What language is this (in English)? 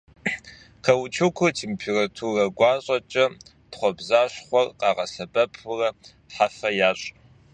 Kabardian